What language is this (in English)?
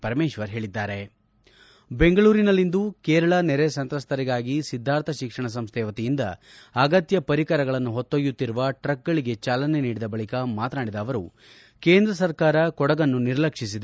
Kannada